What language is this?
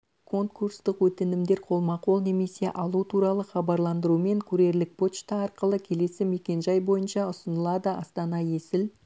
Kazakh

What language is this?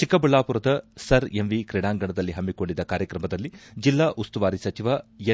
Kannada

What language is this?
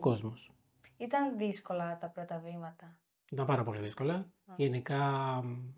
Greek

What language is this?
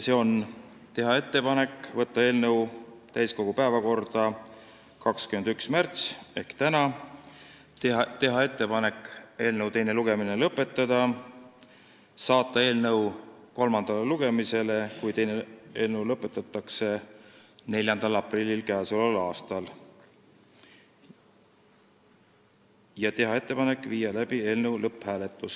Estonian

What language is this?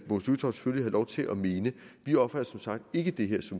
Danish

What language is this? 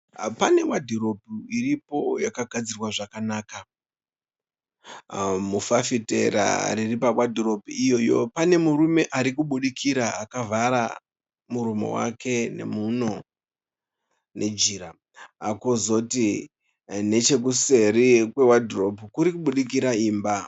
Shona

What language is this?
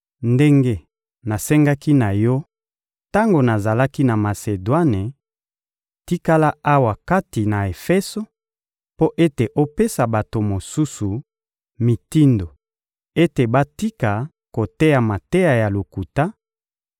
Lingala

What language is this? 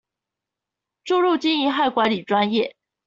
Chinese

